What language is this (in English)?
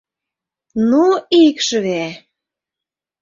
Mari